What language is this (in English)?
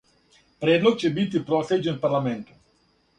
Serbian